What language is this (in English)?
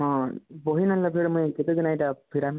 Odia